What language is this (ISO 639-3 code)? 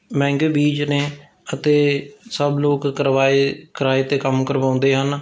pan